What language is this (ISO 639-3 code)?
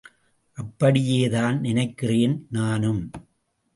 tam